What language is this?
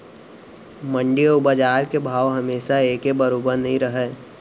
Chhattisgarhi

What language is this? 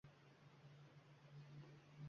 Uzbek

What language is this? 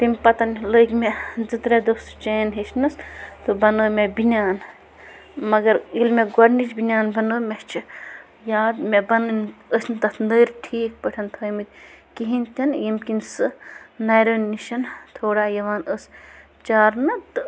Kashmiri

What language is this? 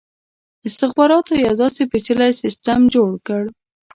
Pashto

